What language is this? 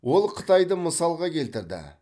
Kazakh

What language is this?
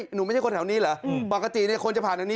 Thai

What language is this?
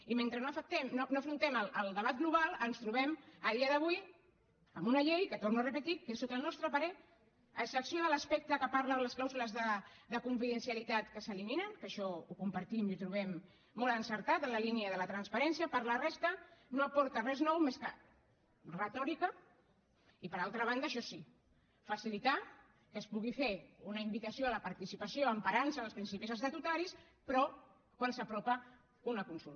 Catalan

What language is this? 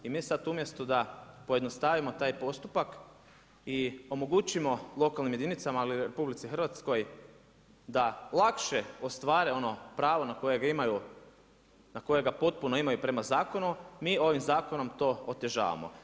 Croatian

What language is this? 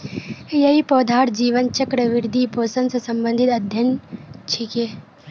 Magahi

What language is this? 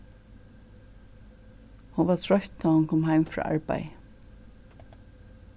Faroese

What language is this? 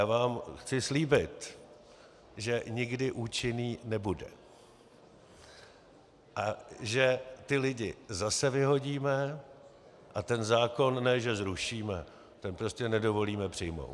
Czech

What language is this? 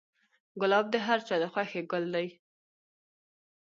Pashto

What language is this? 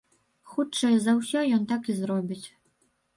Belarusian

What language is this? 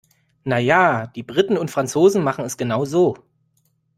German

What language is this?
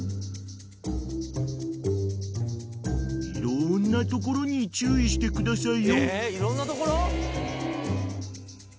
Japanese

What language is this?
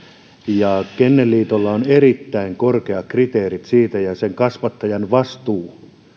Finnish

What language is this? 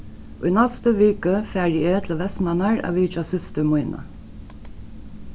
Faroese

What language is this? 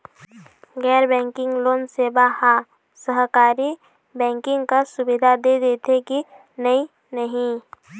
Chhattisgarhi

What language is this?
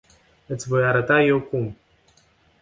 Romanian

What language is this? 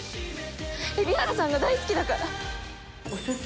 Japanese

